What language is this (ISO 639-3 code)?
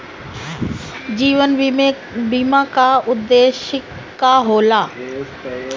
bho